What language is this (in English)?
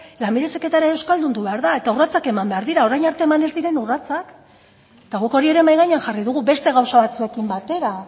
Basque